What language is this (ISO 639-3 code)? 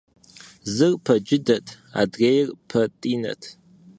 kbd